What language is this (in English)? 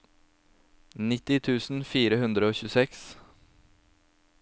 Norwegian